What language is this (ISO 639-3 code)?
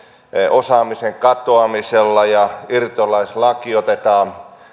fin